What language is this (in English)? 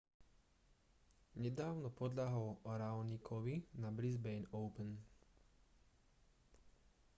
Slovak